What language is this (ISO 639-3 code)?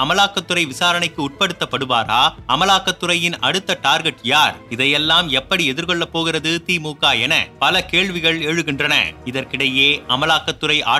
tam